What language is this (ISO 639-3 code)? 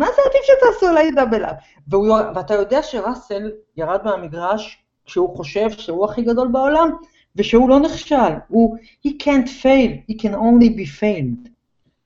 heb